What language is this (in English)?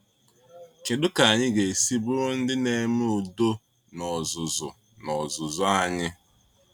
Igbo